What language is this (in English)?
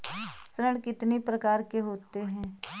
Hindi